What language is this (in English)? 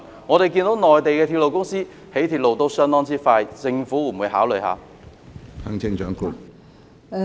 Cantonese